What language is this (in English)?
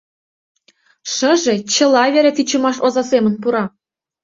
Mari